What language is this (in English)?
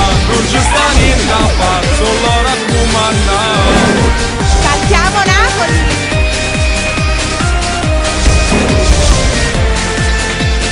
Romanian